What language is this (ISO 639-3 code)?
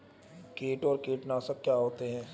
hin